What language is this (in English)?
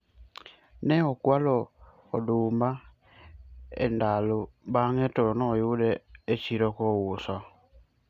Luo (Kenya and Tanzania)